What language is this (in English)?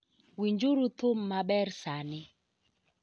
Luo (Kenya and Tanzania)